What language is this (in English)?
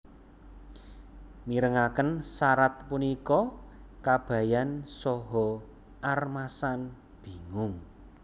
Javanese